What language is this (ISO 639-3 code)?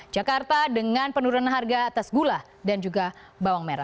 ind